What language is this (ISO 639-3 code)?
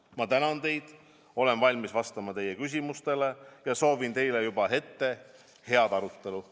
est